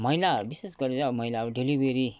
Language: Nepali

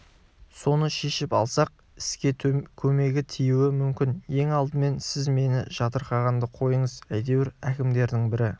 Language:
Kazakh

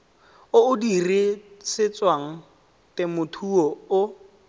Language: Tswana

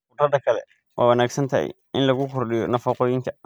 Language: Somali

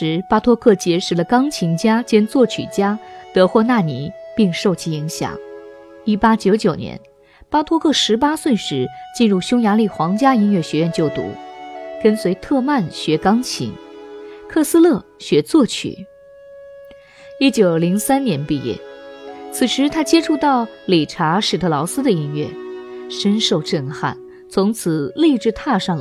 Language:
Chinese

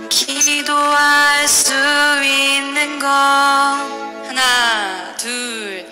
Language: Korean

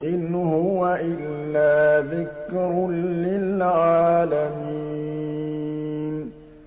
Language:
Arabic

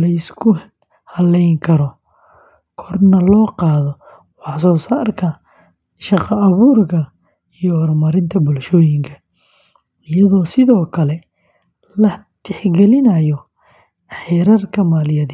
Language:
Somali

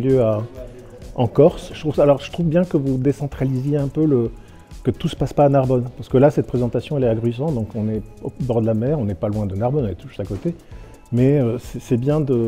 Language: French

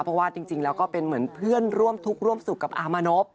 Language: Thai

